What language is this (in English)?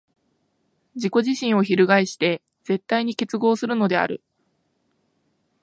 Japanese